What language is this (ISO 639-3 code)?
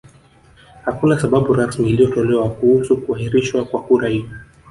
swa